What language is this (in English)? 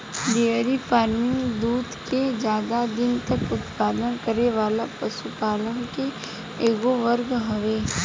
Bhojpuri